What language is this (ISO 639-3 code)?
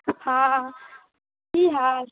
mai